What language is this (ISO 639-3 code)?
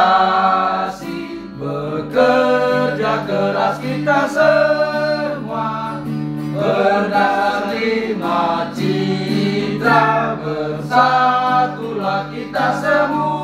ind